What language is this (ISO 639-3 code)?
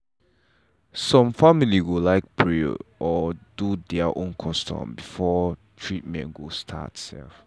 pcm